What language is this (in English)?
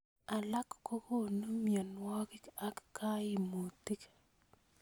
Kalenjin